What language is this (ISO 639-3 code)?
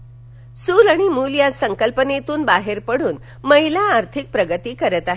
mar